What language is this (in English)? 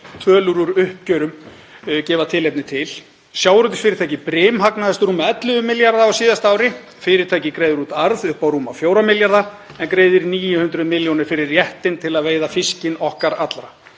Icelandic